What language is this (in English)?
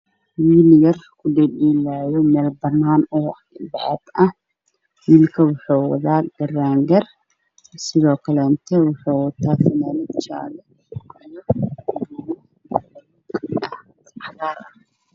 Somali